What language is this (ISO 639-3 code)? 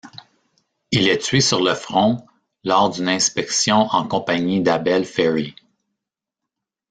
fra